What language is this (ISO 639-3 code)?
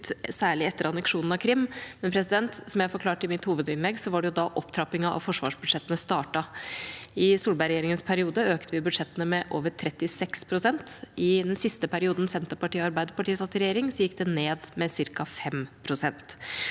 nor